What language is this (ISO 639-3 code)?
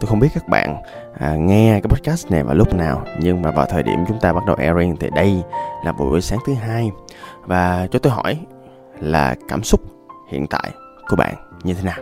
vie